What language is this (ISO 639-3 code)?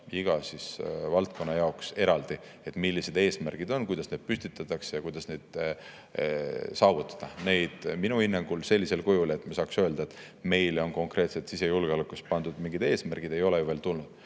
est